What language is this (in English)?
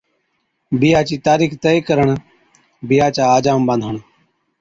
Od